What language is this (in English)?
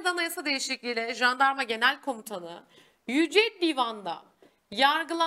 Turkish